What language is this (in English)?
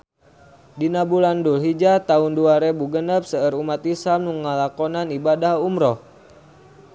Sundanese